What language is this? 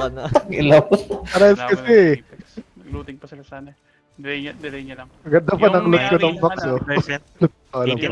Filipino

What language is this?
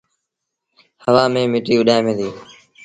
Sindhi Bhil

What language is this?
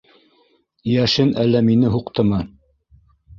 Bashkir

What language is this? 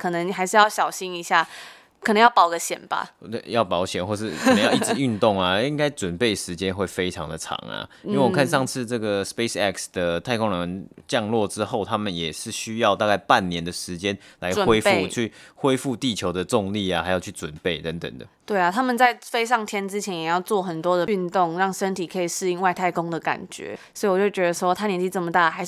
Chinese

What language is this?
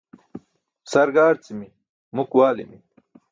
Burushaski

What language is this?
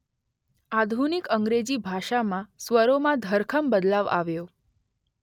Gujarati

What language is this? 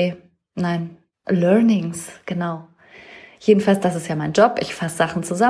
German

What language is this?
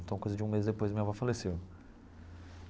Portuguese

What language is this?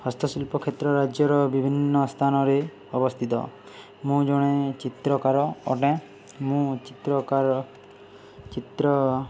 Odia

